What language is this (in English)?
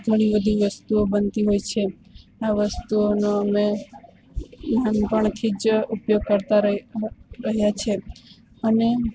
Gujarati